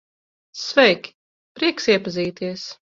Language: Latvian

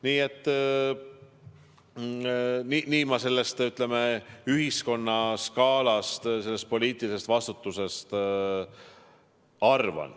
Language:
Estonian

